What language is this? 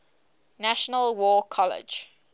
English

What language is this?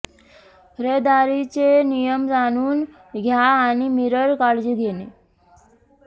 Marathi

